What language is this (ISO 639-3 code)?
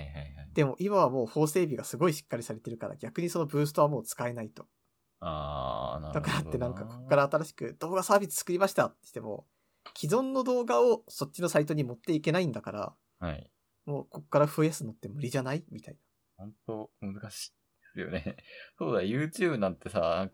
jpn